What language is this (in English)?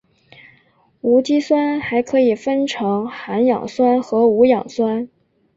Chinese